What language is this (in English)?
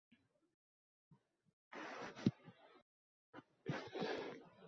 Uzbek